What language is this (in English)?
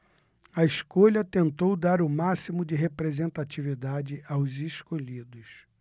Portuguese